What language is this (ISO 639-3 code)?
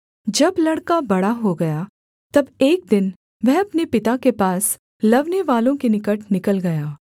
hin